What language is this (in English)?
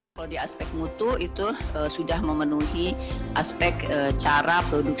Indonesian